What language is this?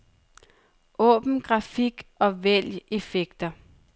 Danish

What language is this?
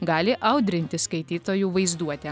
Lithuanian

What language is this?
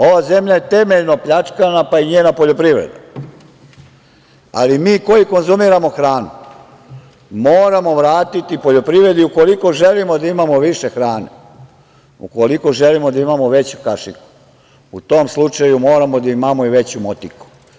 Serbian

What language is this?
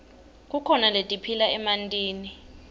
Swati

